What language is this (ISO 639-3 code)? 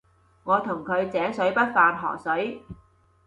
yue